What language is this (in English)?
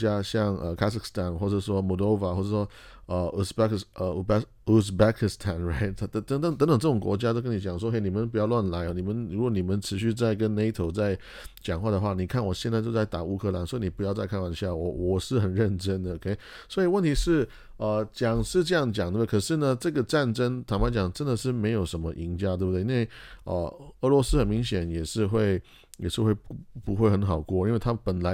Chinese